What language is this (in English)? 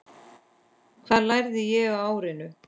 Icelandic